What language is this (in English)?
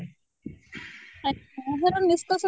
Odia